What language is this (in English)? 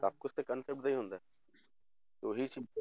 Punjabi